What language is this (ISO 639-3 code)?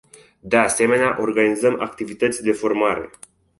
ron